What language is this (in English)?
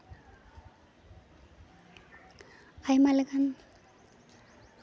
Santali